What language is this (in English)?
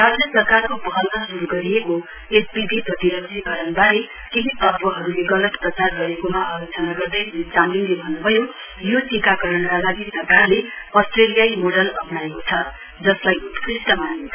Nepali